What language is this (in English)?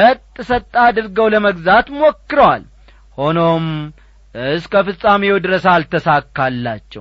Amharic